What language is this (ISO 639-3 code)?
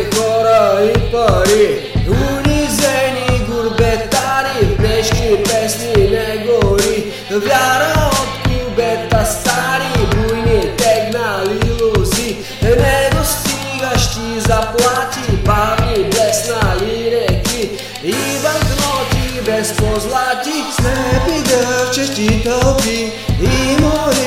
bul